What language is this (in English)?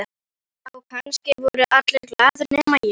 Icelandic